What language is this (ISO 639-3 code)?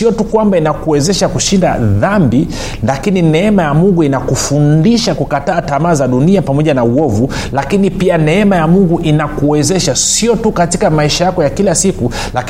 swa